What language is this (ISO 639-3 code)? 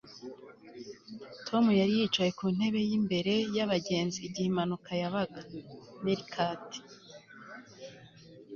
kin